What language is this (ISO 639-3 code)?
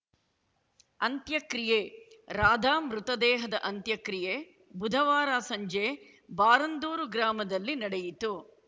kan